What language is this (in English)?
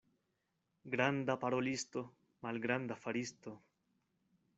Esperanto